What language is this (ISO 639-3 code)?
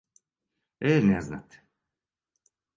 srp